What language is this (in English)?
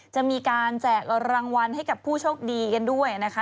Thai